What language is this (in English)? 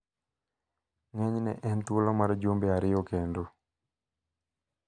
Luo (Kenya and Tanzania)